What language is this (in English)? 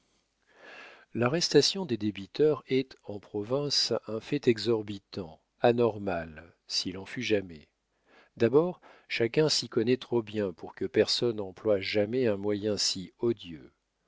French